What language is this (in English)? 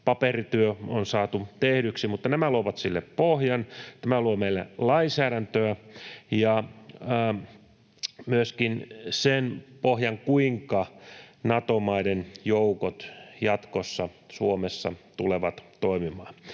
Finnish